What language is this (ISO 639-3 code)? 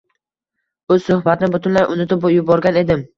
uzb